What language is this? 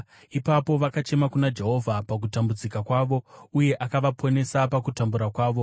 Shona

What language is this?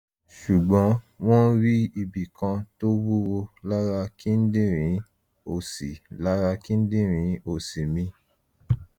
Yoruba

